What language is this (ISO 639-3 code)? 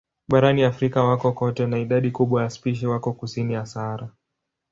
swa